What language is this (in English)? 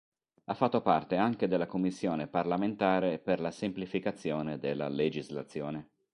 Italian